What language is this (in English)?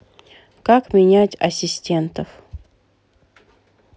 Russian